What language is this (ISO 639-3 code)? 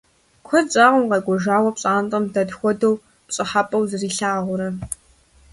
kbd